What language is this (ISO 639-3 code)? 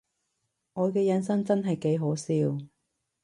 yue